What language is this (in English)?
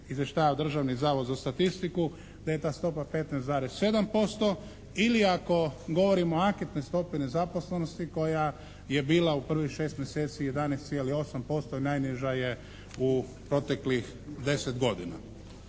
Croatian